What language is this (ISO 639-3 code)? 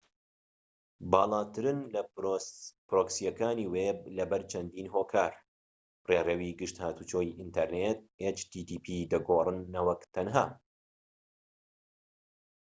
ckb